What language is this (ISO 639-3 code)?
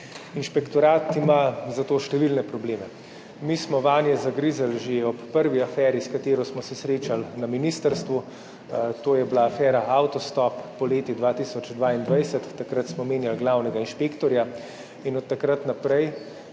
slv